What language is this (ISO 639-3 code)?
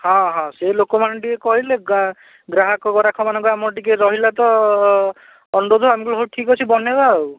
ori